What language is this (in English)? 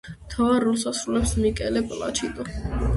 Georgian